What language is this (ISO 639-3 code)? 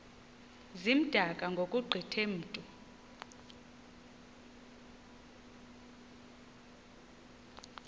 xho